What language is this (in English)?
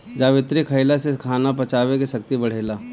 Bhojpuri